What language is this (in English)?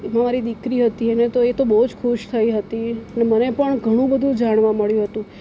Gujarati